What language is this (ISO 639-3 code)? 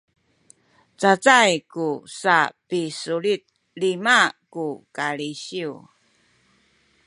szy